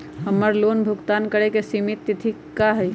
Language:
Magahi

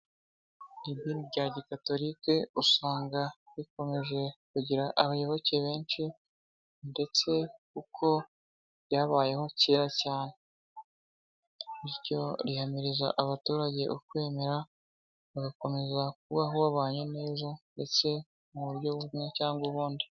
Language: Kinyarwanda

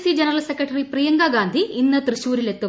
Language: Malayalam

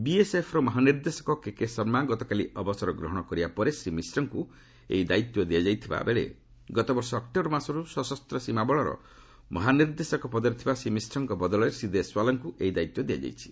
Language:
Odia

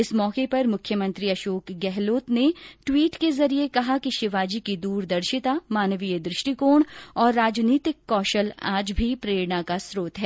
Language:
Hindi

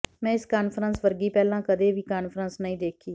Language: Punjabi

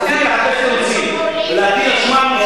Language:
Hebrew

